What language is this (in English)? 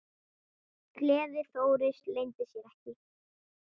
Icelandic